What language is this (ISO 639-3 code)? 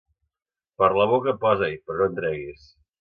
cat